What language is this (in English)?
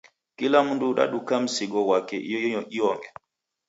Taita